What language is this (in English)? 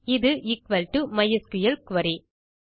Tamil